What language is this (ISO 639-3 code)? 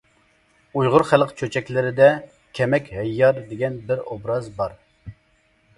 uig